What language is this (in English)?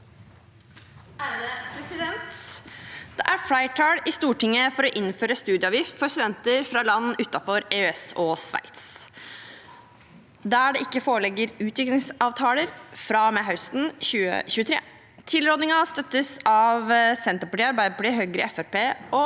Norwegian